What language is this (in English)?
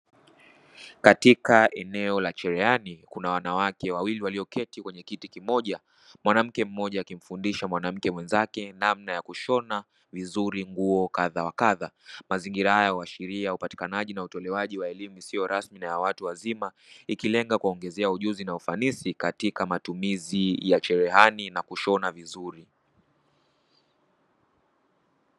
Swahili